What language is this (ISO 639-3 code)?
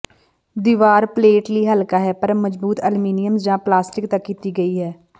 pan